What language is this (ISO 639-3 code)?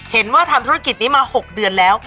tha